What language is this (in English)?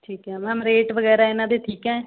Punjabi